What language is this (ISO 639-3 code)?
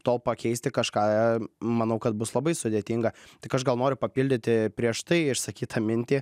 lit